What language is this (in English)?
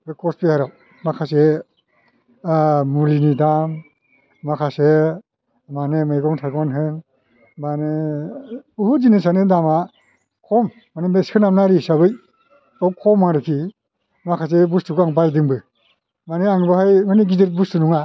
Bodo